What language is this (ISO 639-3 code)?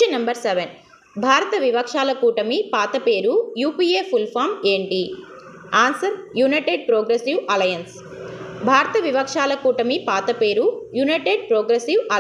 hin